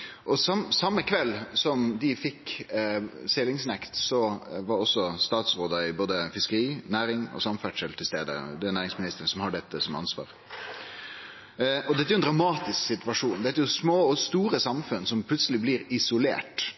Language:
Norwegian Nynorsk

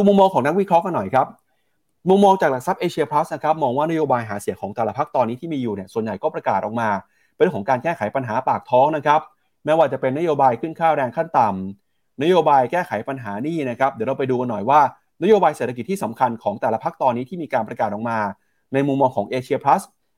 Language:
Thai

